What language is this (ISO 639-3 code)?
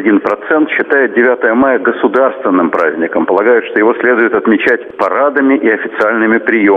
rus